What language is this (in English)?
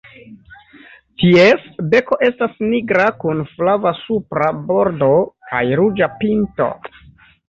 Esperanto